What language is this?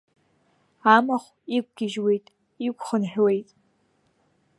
Abkhazian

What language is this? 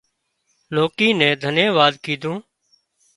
Wadiyara Koli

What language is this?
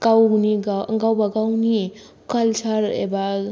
Bodo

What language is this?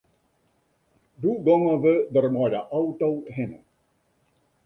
Western Frisian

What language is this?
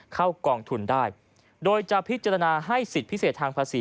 Thai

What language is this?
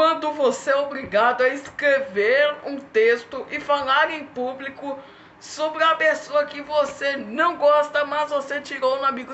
Portuguese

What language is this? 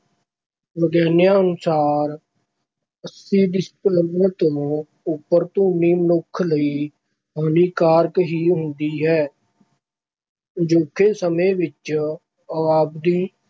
Punjabi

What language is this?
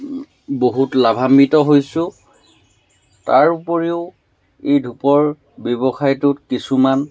Assamese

